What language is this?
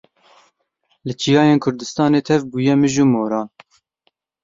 Kurdish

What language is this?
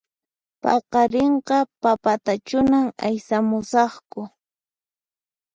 Puno Quechua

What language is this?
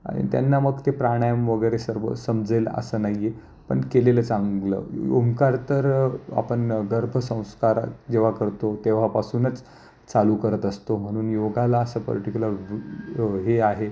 Marathi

